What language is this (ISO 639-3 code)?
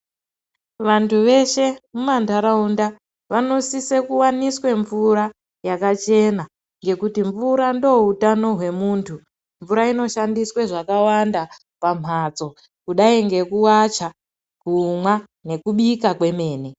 ndc